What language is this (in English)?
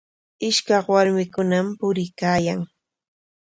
Corongo Ancash Quechua